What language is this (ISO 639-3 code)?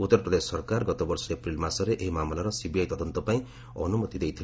ori